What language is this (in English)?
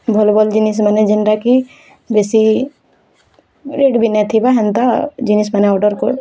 Odia